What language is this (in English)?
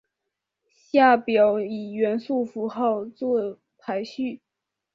Chinese